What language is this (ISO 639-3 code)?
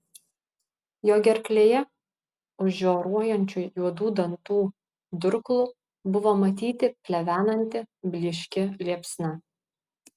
lit